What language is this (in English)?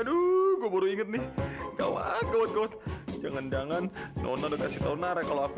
Indonesian